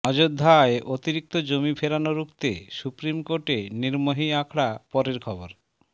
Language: Bangla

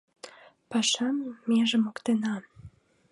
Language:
Mari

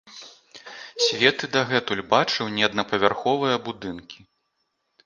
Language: Belarusian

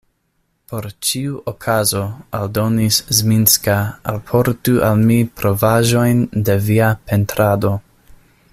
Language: Esperanto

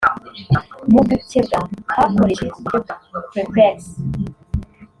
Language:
Kinyarwanda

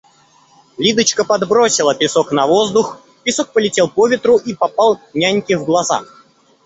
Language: Russian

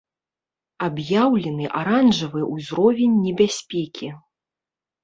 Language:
Belarusian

